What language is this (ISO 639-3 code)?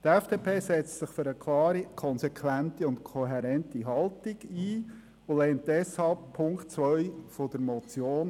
gsw